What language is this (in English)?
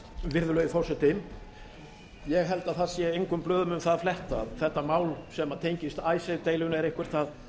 Icelandic